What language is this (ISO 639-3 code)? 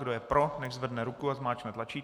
ces